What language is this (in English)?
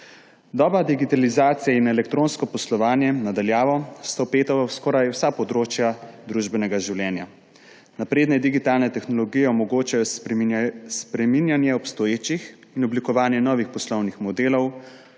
Slovenian